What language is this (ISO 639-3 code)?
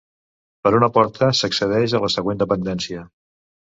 cat